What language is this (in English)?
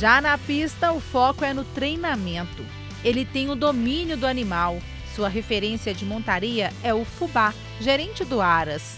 Portuguese